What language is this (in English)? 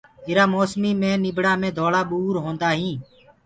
Gurgula